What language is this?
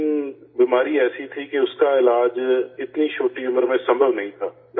Urdu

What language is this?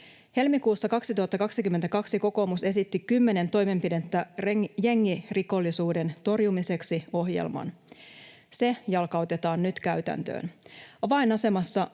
Finnish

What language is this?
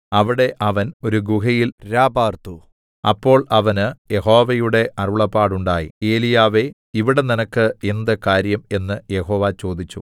Malayalam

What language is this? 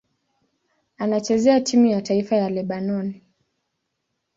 Swahili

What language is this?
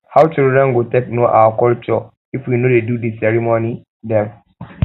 Nigerian Pidgin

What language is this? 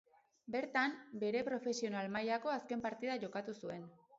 Basque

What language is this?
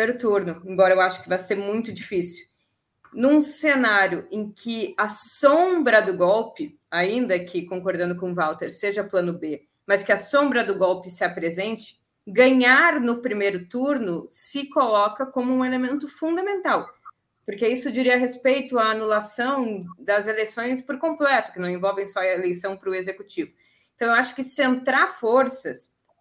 Portuguese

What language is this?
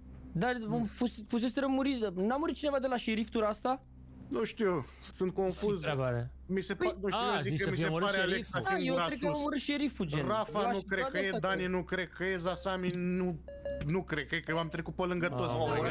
Romanian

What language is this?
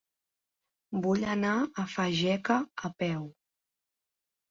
Catalan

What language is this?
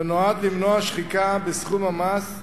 Hebrew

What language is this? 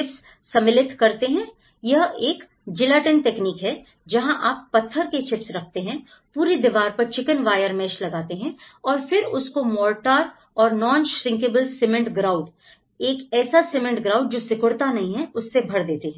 Hindi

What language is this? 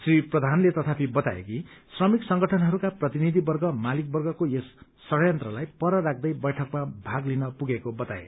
Nepali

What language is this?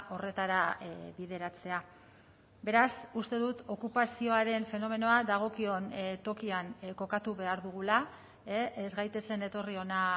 Basque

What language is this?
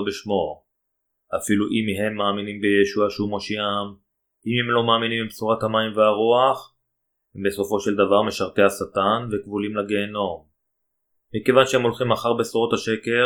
Hebrew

